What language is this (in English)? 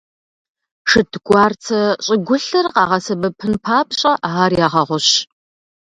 Kabardian